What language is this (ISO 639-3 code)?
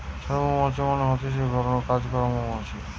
ben